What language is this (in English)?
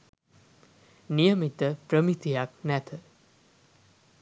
Sinhala